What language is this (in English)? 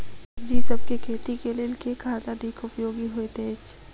Maithili